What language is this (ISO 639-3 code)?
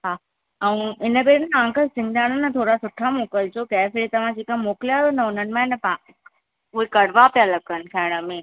snd